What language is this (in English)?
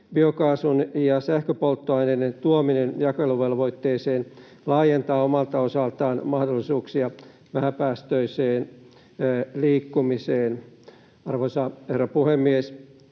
Finnish